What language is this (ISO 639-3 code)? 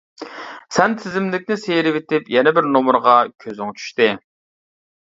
uig